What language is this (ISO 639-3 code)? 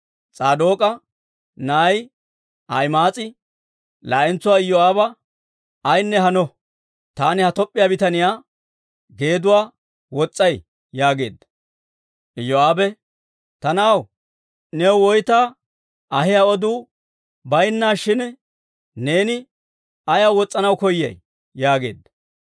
dwr